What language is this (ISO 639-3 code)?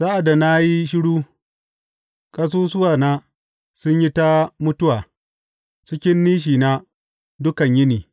hau